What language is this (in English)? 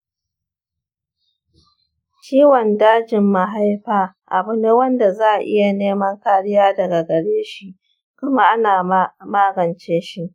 Hausa